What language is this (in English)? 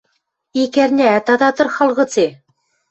Western Mari